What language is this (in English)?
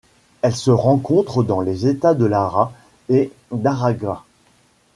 French